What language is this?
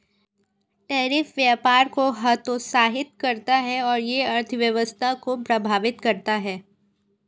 Hindi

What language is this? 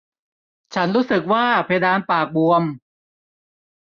Thai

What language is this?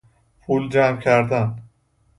Persian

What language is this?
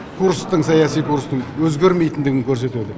Kazakh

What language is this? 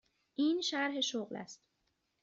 Persian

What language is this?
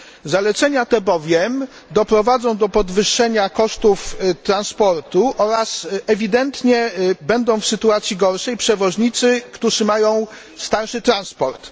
Polish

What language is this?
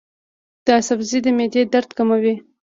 Pashto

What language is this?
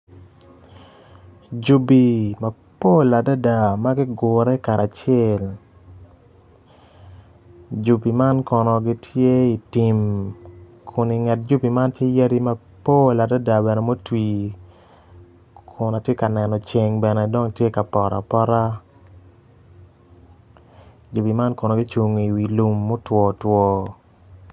Acoli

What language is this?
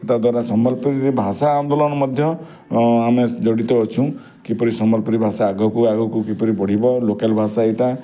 Odia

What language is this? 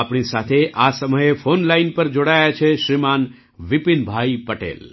Gujarati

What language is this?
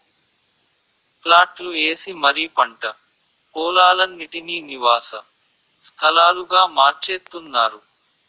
Telugu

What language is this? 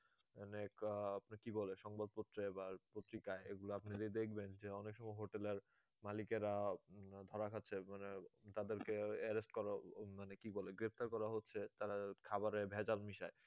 Bangla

